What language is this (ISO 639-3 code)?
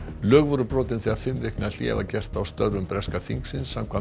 isl